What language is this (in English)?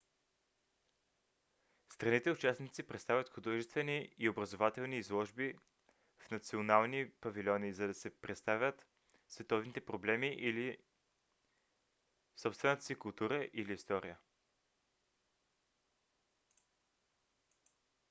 Bulgarian